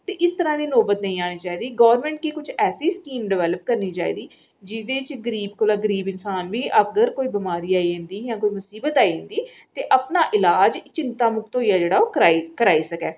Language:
Dogri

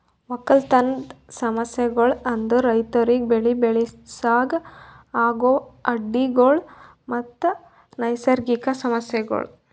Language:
Kannada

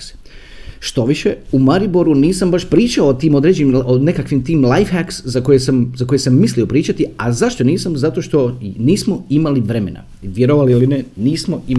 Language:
Croatian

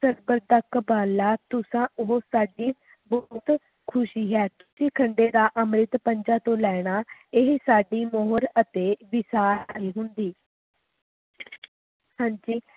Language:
Punjabi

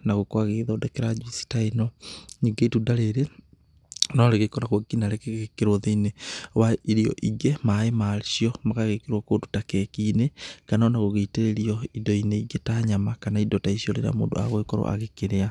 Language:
Kikuyu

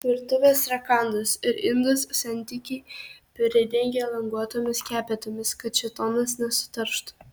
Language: Lithuanian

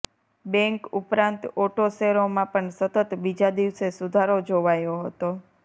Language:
Gujarati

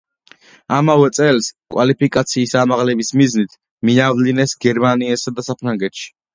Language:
Georgian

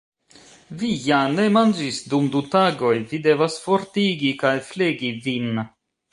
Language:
Esperanto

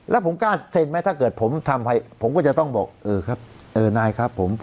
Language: Thai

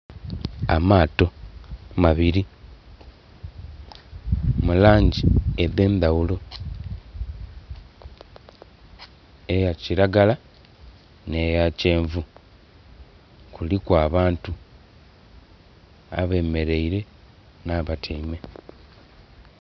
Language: Soga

